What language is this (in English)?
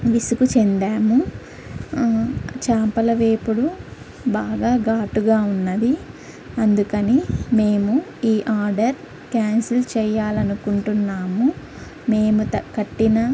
Telugu